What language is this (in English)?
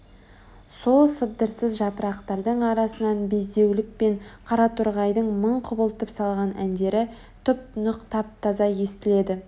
Kazakh